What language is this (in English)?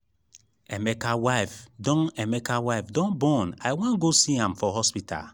Nigerian Pidgin